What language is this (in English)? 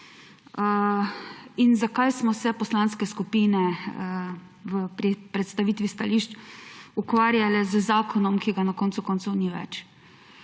Slovenian